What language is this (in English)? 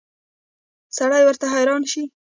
Pashto